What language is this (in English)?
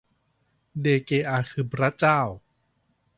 Thai